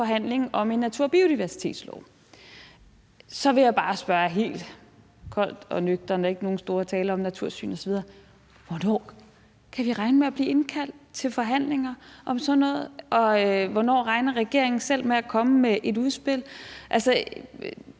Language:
Danish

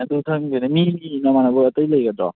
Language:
Manipuri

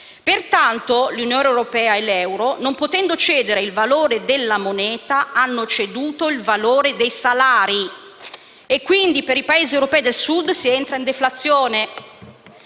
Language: Italian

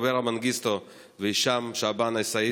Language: Hebrew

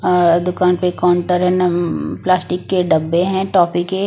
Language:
Hindi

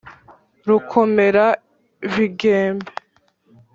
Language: Kinyarwanda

